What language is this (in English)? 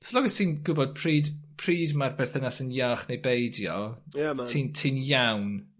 Welsh